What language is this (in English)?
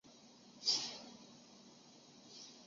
Chinese